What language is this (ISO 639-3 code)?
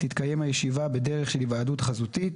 heb